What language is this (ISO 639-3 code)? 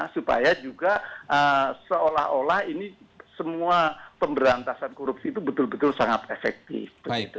ind